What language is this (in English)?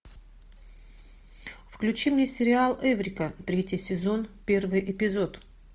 Russian